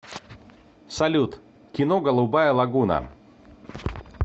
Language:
Russian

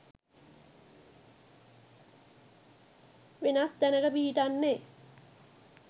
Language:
Sinhala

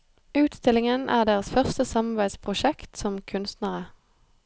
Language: Norwegian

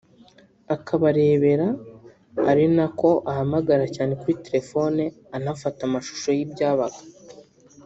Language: Kinyarwanda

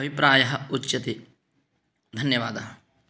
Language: Sanskrit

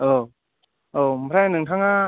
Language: Bodo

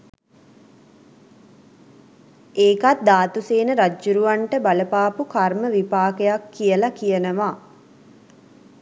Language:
Sinhala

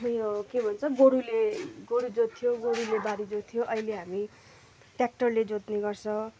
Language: Nepali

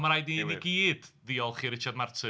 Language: Welsh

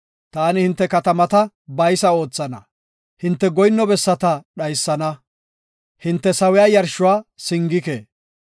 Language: Gofa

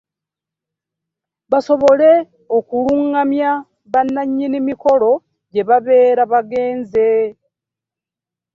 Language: Ganda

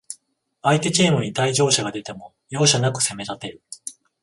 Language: Japanese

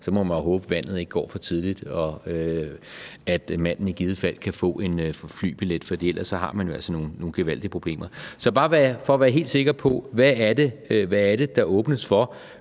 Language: Danish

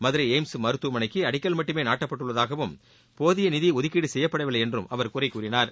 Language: Tamil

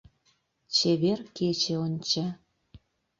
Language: Mari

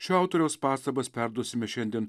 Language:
Lithuanian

